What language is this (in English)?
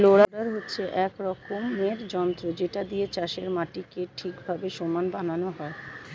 Bangla